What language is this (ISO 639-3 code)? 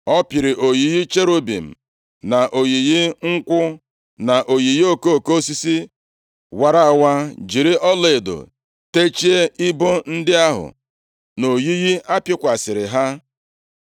ibo